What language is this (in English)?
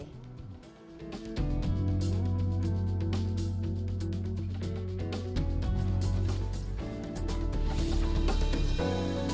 Indonesian